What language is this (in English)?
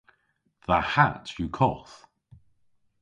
Cornish